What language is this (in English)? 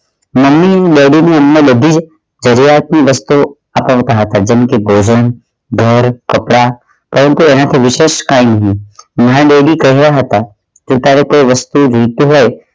Gujarati